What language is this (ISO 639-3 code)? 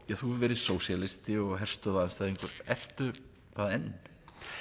isl